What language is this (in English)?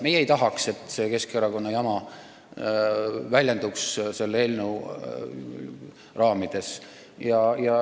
Estonian